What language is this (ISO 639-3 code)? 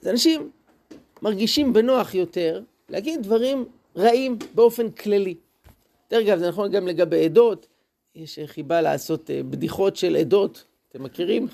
heb